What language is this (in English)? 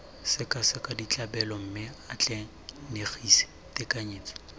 Tswana